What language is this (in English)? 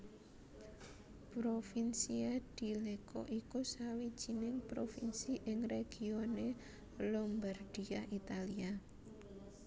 Javanese